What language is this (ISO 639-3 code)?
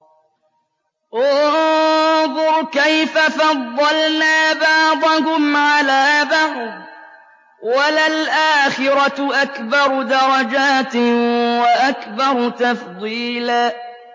ara